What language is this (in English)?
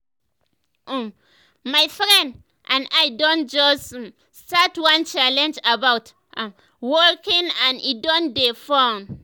Nigerian Pidgin